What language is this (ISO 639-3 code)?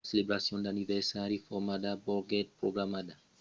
oci